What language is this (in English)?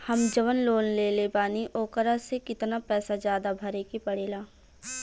Bhojpuri